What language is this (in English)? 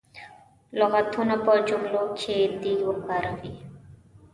Pashto